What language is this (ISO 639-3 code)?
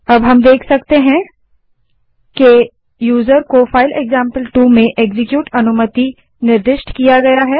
hin